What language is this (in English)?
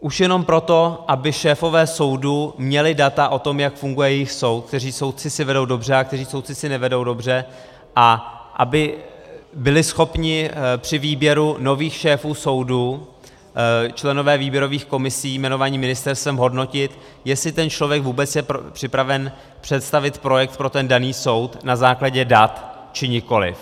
Czech